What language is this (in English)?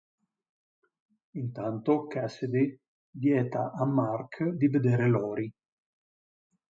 Italian